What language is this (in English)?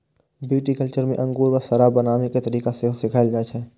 Maithili